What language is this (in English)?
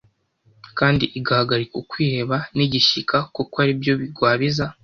Kinyarwanda